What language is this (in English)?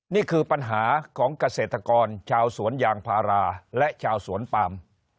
Thai